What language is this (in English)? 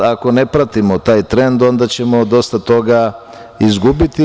Serbian